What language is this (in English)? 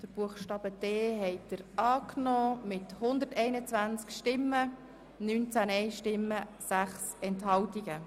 Swiss German